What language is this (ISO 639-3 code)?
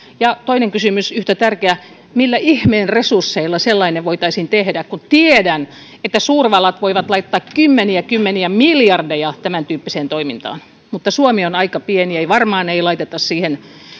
fin